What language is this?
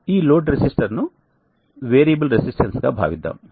Telugu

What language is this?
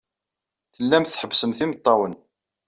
Kabyle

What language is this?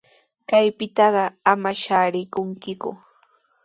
Sihuas Ancash Quechua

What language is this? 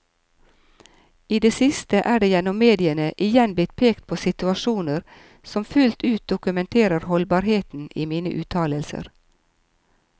Norwegian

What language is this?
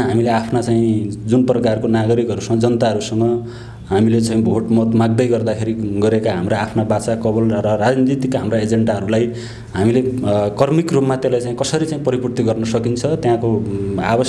Nepali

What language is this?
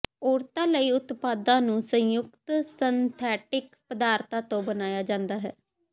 Punjabi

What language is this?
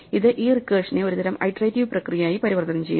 Malayalam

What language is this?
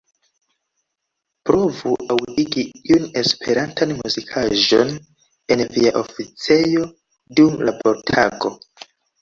Esperanto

